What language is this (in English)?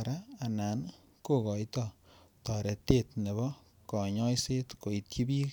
Kalenjin